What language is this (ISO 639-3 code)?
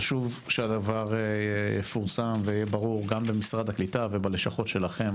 heb